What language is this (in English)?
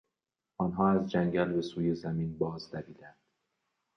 Persian